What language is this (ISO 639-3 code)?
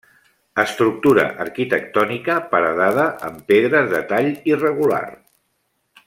cat